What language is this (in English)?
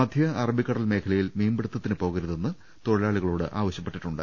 Malayalam